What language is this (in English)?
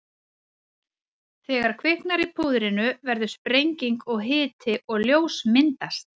Icelandic